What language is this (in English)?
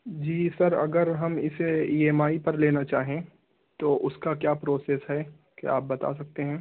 Urdu